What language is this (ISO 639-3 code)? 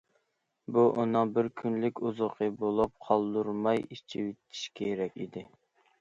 uig